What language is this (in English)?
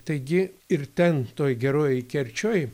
Lithuanian